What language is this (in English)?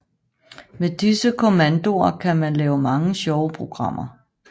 Danish